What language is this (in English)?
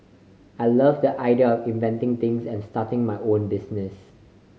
English